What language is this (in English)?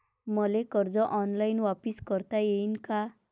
Marathi